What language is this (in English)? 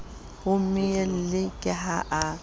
Southern Sotho